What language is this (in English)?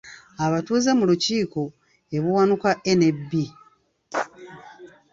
Ganda